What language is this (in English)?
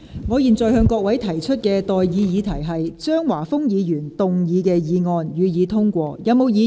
Cantonese